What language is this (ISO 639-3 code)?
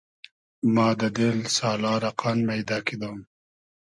haz